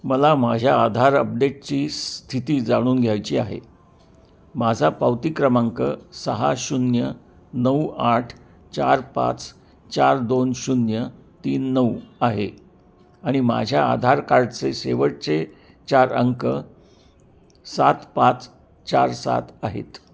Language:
Marathi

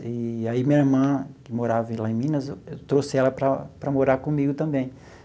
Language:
Portuguese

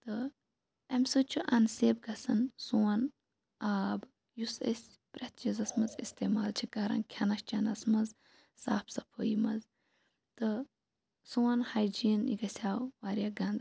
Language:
Kashmiri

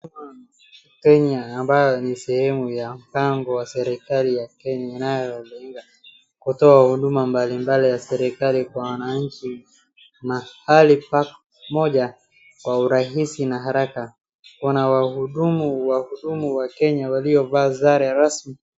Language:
Swahili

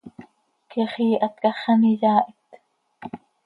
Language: Seri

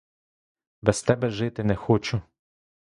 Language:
Ukrainian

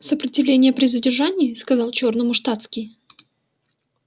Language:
Russian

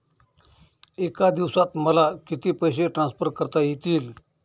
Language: Marathi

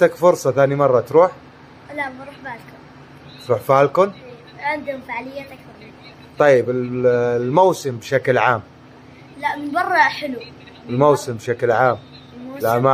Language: Arabic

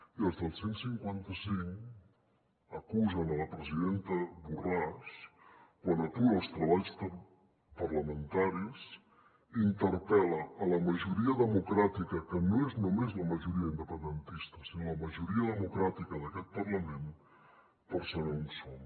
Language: Catalan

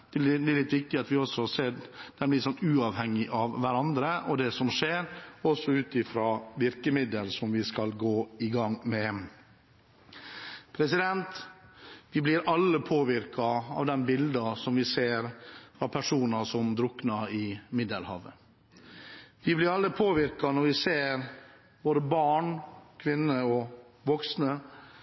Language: Norwegian Bokmål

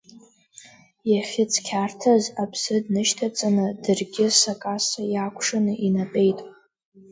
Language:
Abkhazian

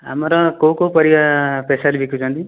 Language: Odia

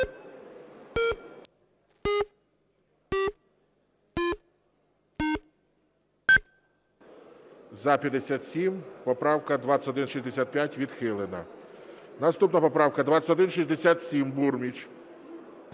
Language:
Ukrainian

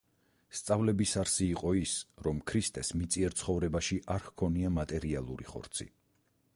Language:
Georgian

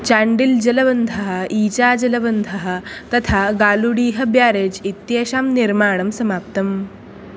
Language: Sanskrit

